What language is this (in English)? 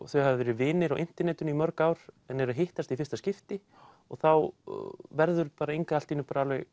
Icelandic